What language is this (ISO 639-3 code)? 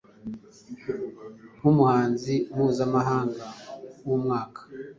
kin